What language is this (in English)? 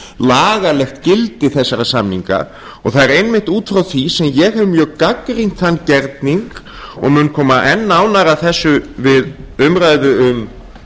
Icelandic